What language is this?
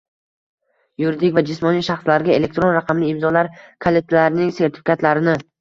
Uzbek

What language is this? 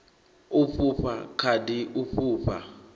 Venda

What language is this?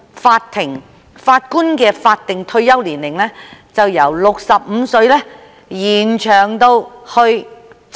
Cantonese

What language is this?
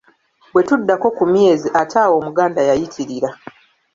Ganda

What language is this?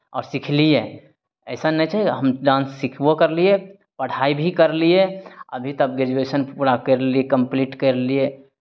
Maithili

